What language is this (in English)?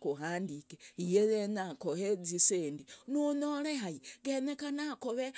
Logooli